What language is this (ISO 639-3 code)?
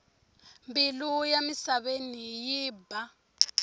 tso